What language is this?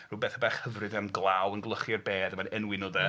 Welsh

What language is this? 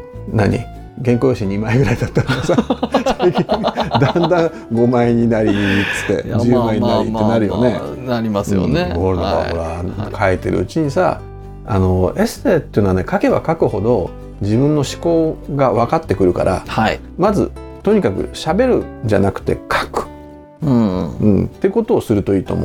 Japanese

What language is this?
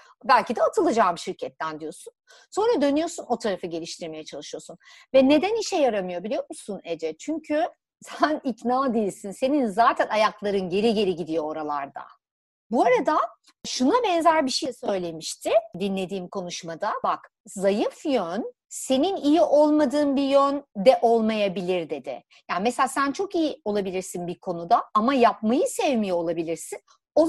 Turkish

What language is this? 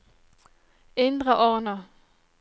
Norwegian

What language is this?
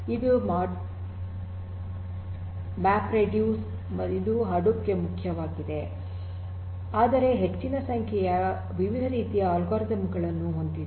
Kannada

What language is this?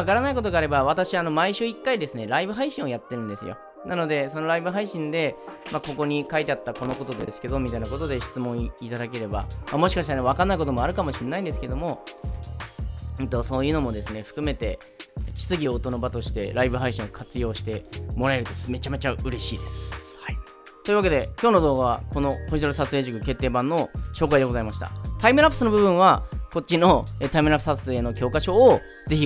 Japanese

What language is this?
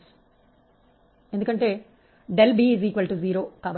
Telugu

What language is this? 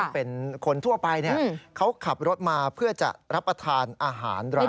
Thai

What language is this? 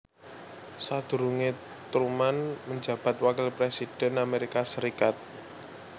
Javanese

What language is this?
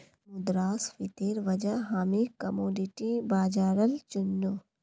Magahi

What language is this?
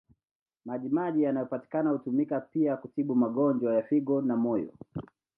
Swahili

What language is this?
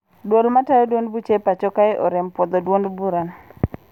Luo (Kenya and Tanzania)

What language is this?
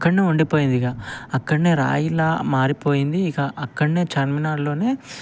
Telugu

